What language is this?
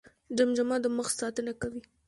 Pashto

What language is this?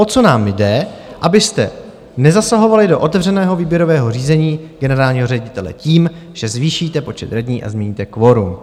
Czech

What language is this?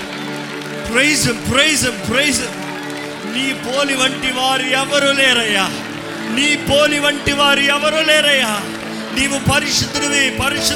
Telugu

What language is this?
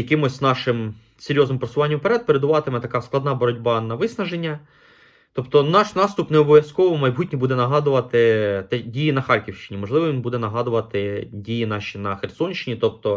Ukrainian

